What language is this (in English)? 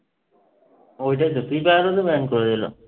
Bangla